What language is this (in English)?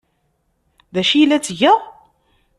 Kabyle